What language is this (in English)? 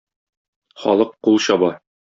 Tatar